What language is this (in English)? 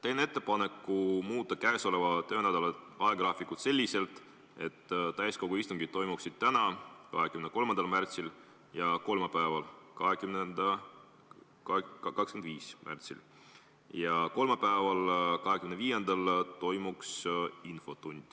Estonian